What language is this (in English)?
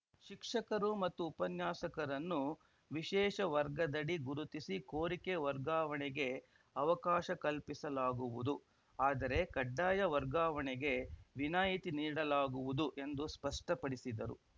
Kannada